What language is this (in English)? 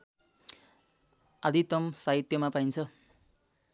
Nepali